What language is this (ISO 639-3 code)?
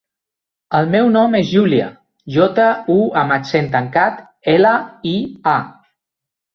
cat